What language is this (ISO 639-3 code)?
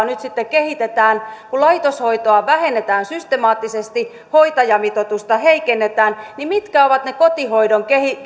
fin